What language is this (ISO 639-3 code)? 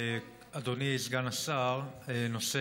heb